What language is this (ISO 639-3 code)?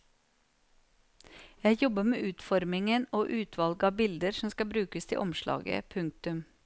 nor